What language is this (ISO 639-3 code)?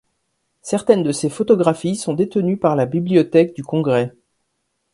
fra